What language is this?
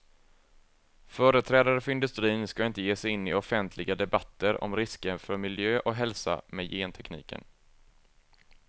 Swedish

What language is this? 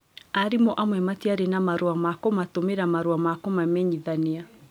Kikuyu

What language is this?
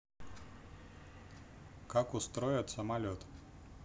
Russian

